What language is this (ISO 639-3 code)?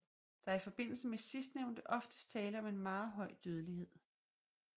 dan